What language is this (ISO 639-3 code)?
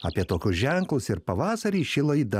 lit